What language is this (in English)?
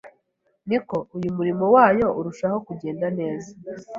Kinyarwanda